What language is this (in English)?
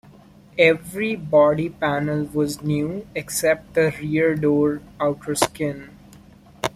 English